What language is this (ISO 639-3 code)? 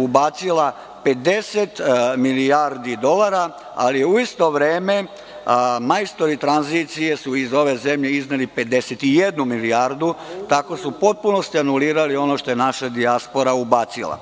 srp